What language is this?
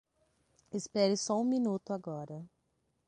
Portuguese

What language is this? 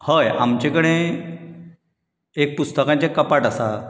Konkani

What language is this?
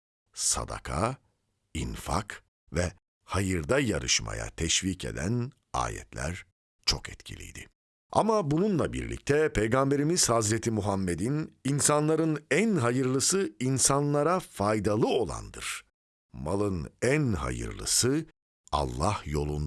Turkish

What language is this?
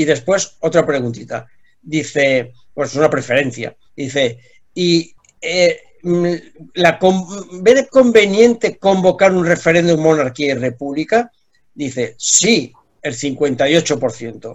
Spanish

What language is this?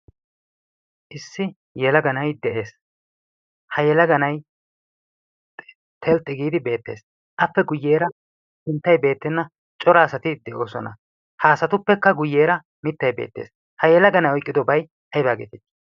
Wolaytta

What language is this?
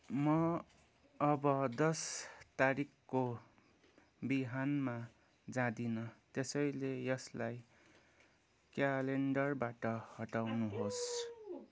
Nepali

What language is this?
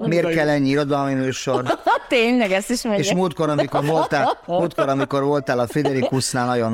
Hungarian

